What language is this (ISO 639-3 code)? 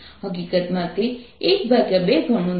guj